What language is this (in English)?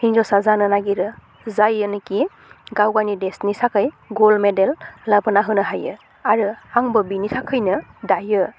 Bodo